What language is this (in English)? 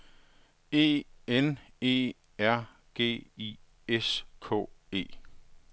Danish